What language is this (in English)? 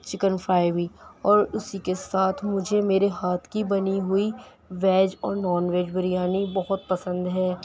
Urdu